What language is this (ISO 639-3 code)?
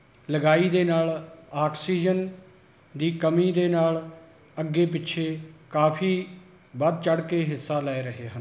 pan